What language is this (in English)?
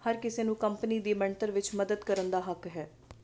Punjabi